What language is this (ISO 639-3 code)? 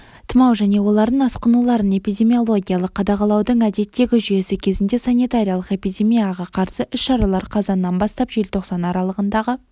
kaz